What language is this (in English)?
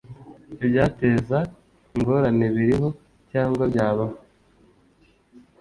Kinyarwanda